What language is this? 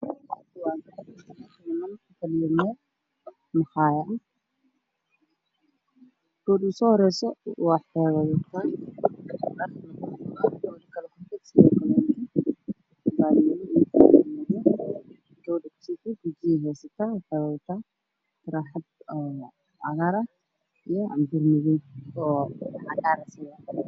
Somali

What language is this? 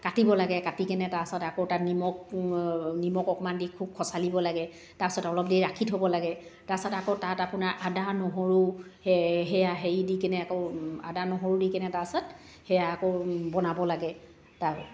Assamese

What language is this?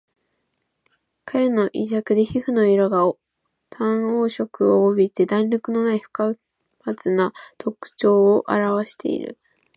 Japanese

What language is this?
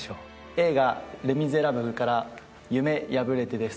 Japanese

